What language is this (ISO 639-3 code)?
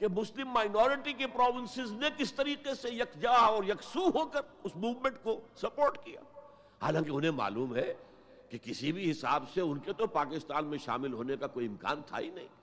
urd